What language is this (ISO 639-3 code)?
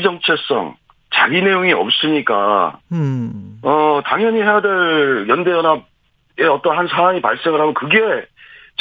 kor